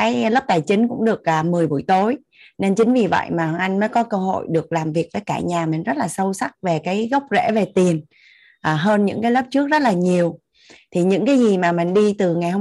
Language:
Vietnamese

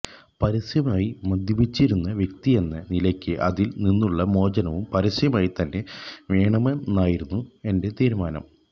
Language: Malayalam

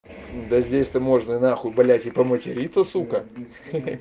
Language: Russian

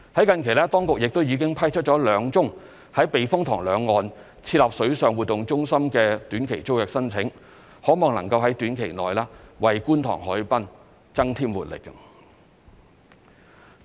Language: Cantonese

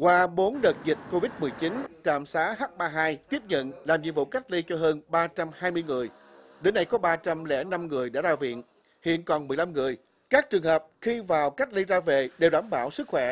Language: Vietnamese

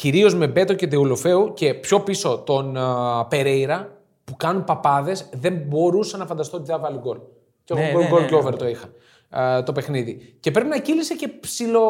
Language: Greek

